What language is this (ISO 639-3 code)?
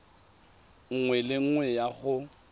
tsn